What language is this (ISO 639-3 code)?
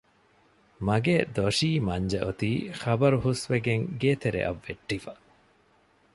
div